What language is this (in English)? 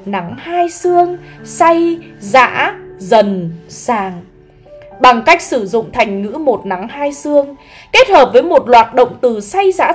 Vietnamese